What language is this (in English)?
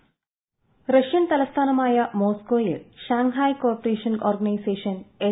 Malayalam